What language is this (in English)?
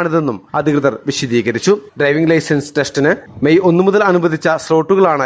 Malayalam